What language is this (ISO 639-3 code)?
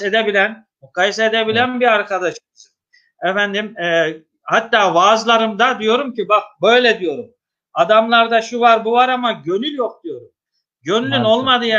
tur